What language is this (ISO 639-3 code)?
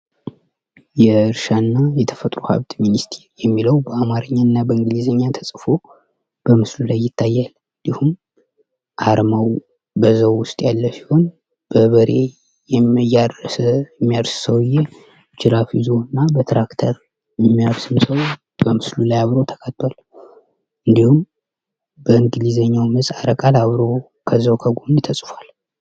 amh